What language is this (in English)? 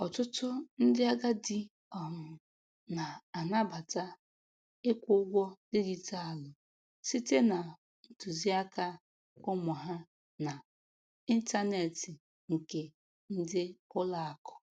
Igbo